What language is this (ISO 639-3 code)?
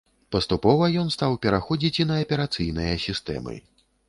bel